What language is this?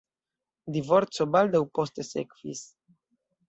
Esperanto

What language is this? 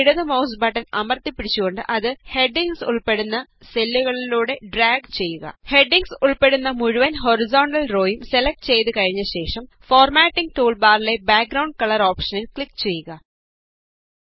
Malayalam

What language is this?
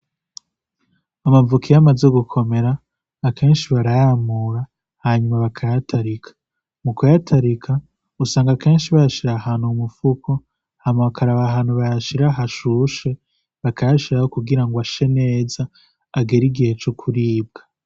Rundi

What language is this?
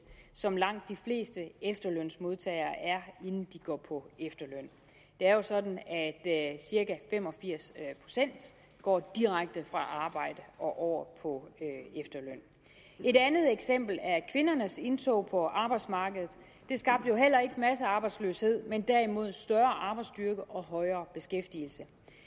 Danish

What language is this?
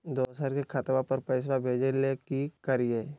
Magahi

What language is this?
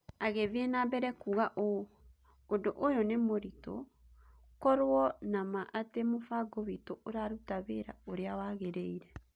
Kikuyu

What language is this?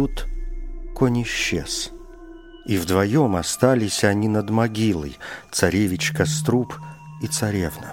Russian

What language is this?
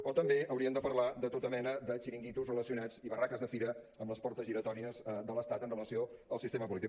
Catalan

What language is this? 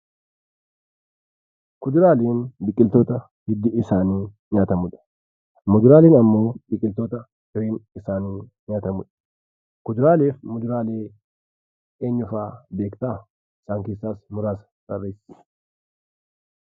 Oromo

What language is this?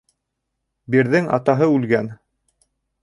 Bashkir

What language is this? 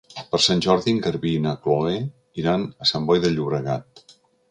Catalan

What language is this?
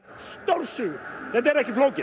Icelandic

